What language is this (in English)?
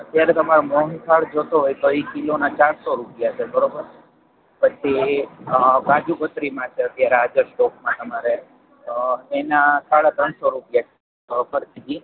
Gujarati